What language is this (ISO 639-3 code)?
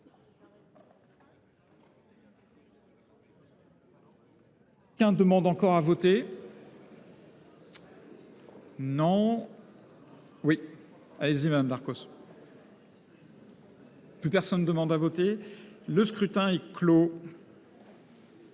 fra